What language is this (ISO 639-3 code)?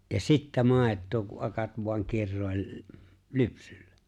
fin